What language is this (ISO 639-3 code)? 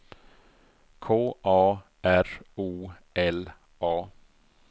swe